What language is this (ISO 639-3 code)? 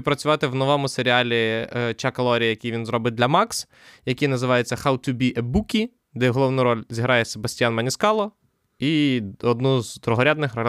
ukr